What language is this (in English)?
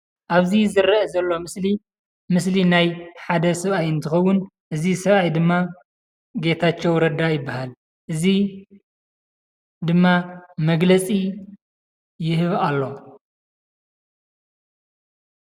Tigrinya